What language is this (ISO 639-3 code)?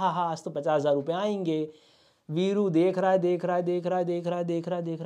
hin